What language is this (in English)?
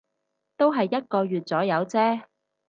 Cantonese